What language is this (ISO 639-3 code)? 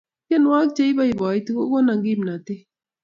kln